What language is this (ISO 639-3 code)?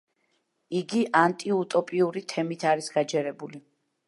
kat